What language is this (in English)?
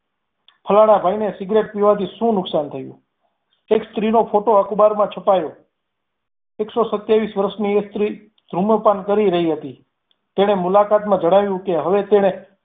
Gujarati